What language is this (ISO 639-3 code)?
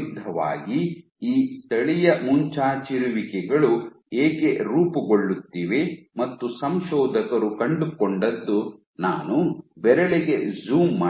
kan